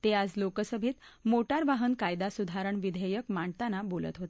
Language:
Marathi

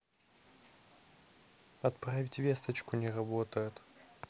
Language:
Russian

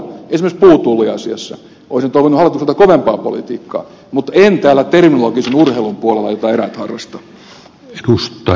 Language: Finnish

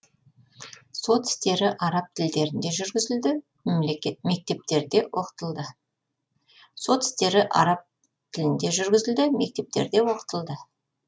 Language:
Kazakh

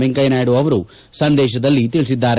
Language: Kannada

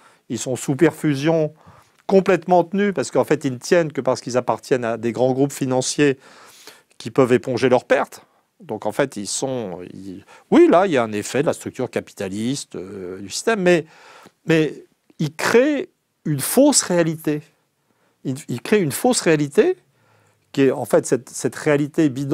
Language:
French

